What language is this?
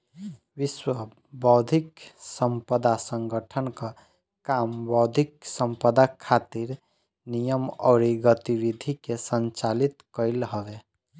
Bhojpuri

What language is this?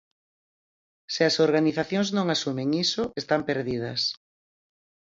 Galician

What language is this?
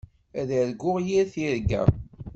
Kabyle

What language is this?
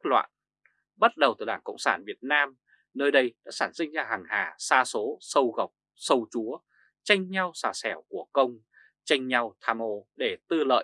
Vietnamese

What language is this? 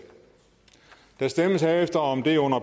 Danish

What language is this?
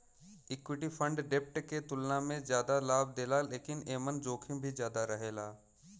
Bhojpuri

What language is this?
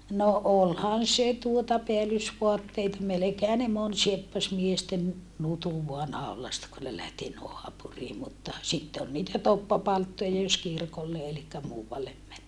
Finnish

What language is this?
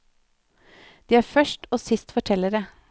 Norwegian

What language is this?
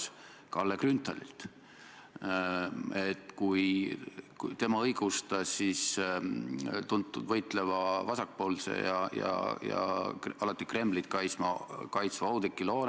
Estonian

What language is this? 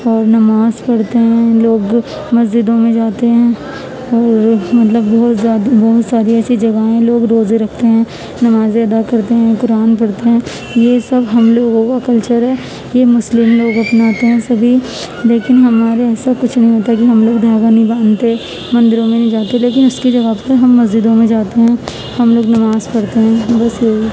Urdu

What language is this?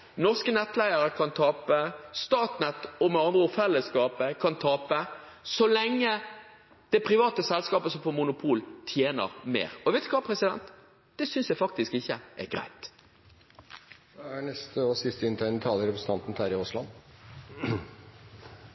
Norwegian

